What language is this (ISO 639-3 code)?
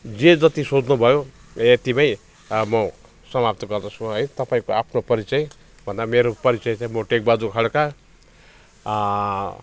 nep